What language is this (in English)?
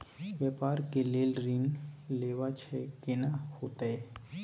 Maithili